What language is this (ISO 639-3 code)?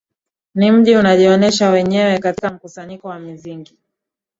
swa